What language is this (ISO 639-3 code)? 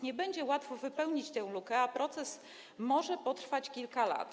pol